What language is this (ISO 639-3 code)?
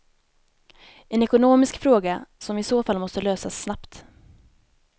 swe